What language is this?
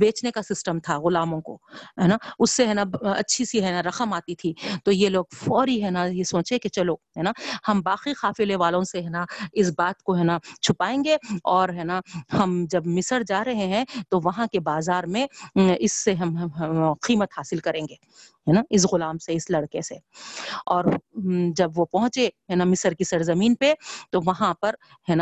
Urdu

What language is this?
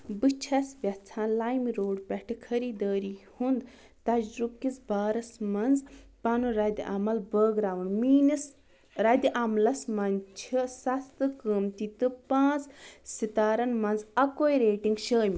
Kashmiri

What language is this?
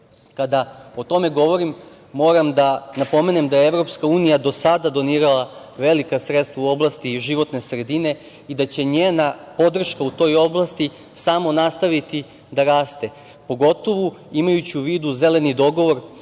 Serbian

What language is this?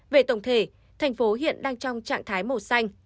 Vietnamese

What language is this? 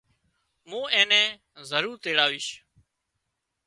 Wadiyara Koli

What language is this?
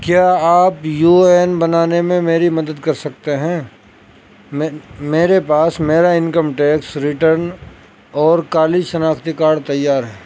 Urdu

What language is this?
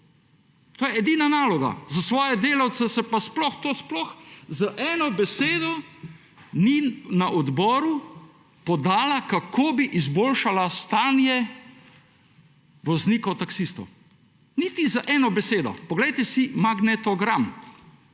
Slovenian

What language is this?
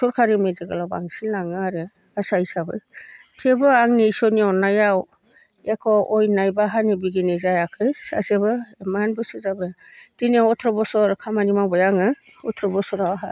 Bodo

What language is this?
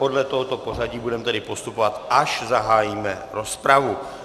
Czech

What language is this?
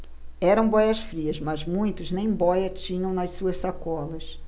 Portuguese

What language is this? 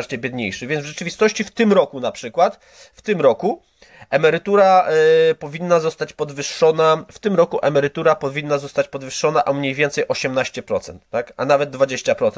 Polish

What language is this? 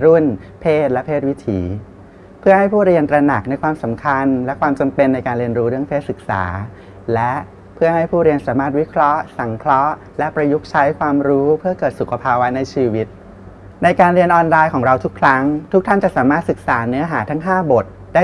Thai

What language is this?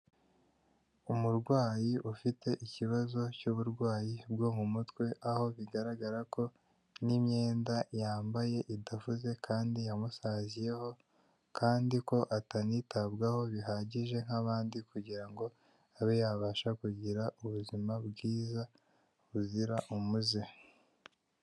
Kinyarwanda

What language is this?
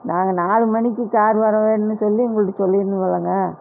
Tamil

